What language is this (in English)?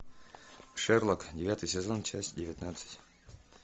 Russian